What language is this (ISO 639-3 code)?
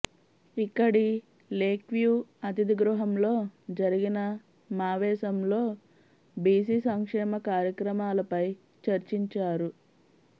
tel